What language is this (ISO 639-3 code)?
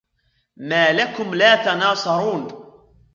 ara